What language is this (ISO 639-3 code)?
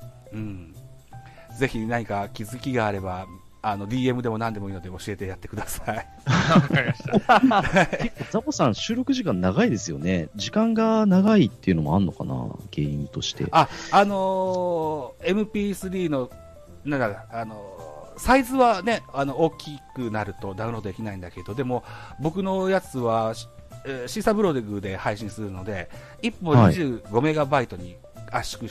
jpn